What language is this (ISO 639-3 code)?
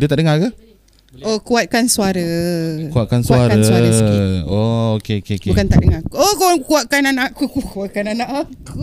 msa